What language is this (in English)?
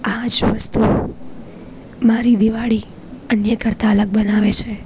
Gujarati